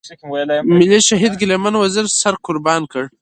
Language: Pashto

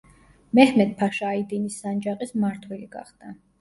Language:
Georgian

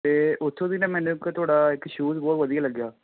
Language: Punjabi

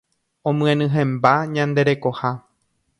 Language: Guarani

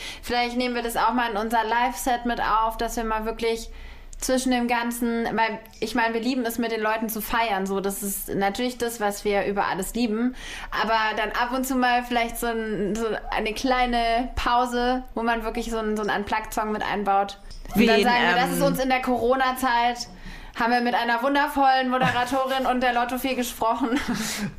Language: German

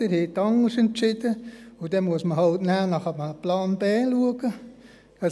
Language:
Swiss German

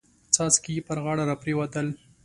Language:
Pashto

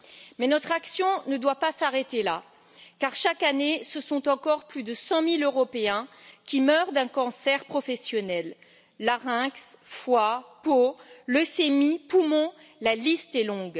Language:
French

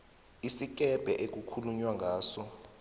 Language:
South Ndebele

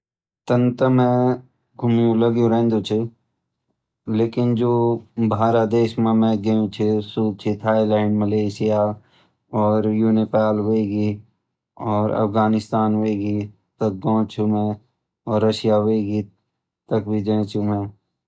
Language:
Garhwali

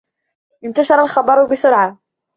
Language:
Arabic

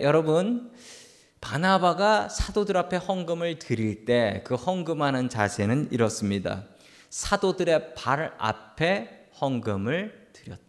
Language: Korean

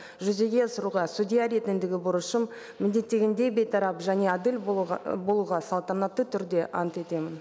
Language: Kazakh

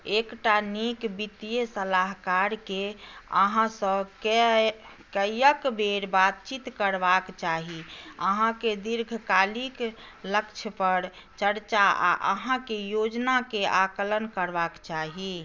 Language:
Maithili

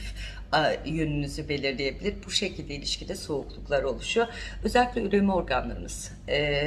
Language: Turkish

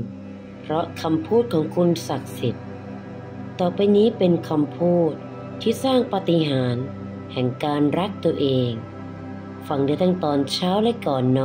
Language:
Thai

